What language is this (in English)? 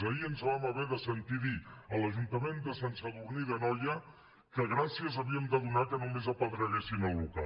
Catalan